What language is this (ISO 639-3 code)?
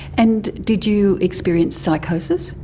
eng